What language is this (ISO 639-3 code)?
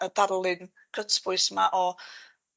cym